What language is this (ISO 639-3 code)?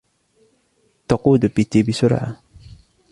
ara